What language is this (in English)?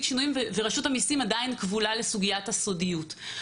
Hebrew